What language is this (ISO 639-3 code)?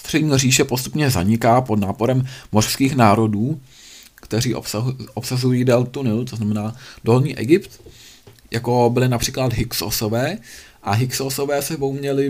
ces